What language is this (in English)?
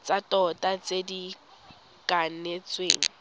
Tswana